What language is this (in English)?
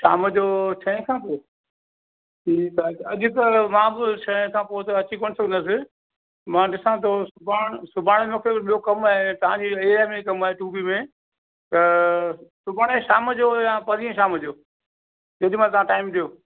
Sindhi